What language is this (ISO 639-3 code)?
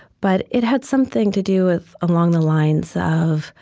eng